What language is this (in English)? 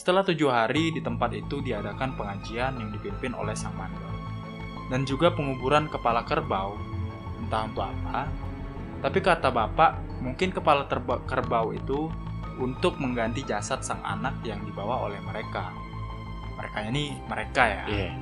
Indonesian